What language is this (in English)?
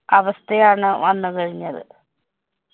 Malayalam